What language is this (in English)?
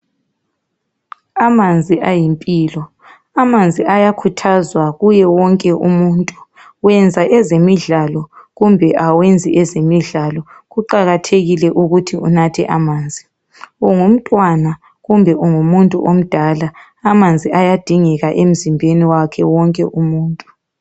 North Ndebele